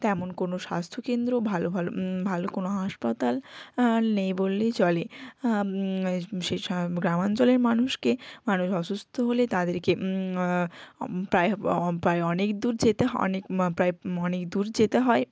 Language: Bangla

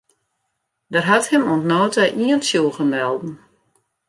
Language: Western Frisian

